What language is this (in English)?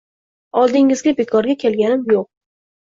Uzbek